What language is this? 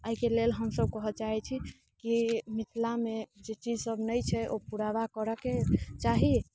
Maithili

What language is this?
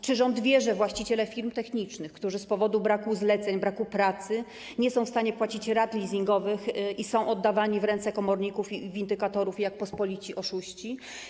Polish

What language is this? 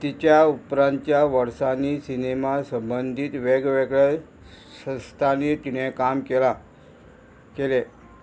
Konkani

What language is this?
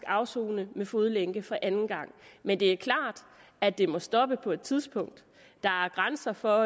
Danish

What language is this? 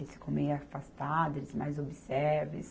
Portuguese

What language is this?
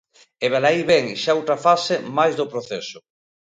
Galician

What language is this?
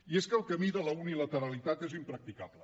Catalan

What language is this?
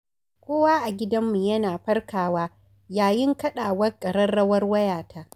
Hausa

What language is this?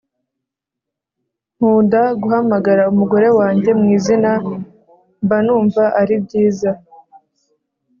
Kinyarwanda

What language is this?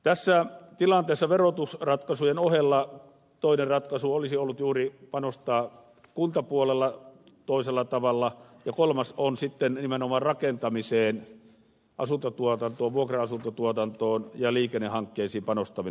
Finnish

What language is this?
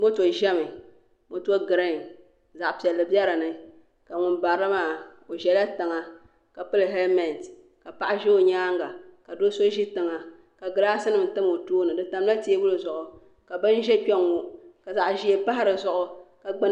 Dagbani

